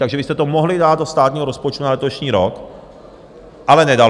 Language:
Czech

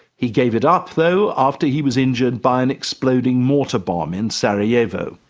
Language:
English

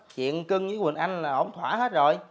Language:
Vietnamese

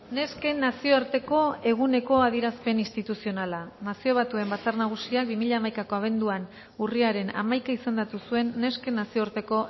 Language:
Basque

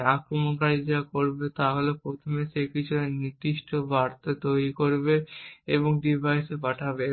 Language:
Bangla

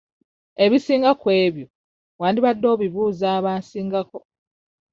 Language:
Ganda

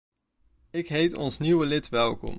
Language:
Dutch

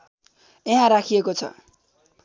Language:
Nepali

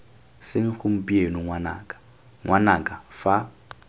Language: Tswana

